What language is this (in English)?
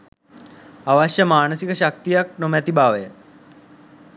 Sinhala